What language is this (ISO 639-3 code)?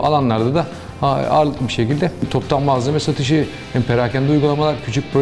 tur